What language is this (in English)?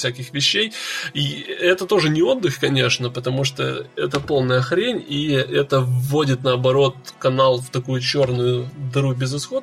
Russian